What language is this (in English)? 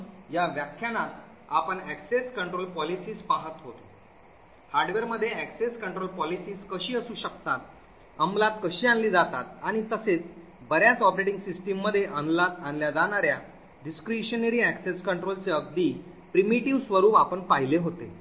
Marathi